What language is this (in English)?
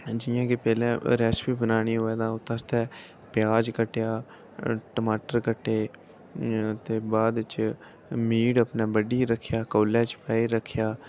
Dogri